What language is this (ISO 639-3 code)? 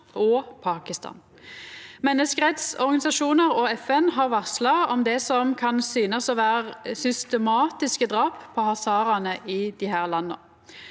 nor